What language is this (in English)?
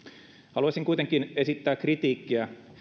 Finnish